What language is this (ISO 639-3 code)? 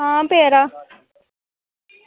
doi